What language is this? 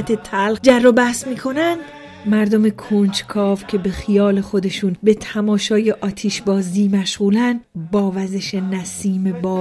Persian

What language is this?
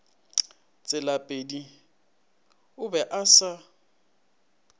Northern Sotho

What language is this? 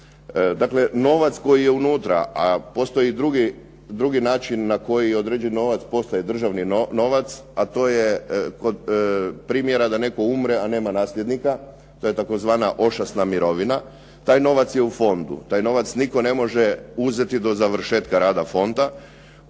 Croatian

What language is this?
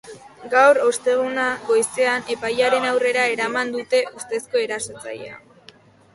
Basque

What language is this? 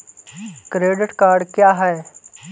Hindi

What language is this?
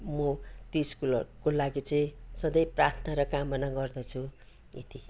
Nepali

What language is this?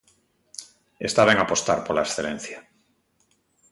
Galician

